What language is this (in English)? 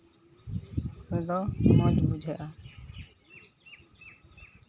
Santali